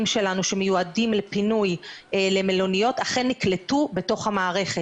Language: Hebrew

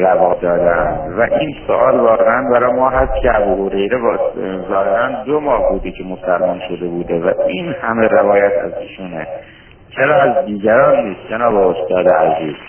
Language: Persian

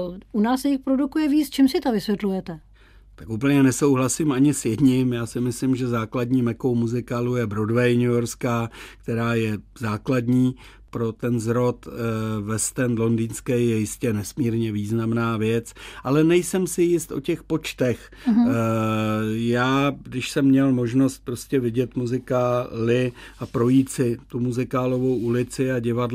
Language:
Czech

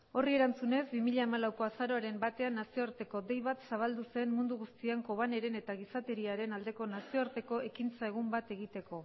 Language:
Basque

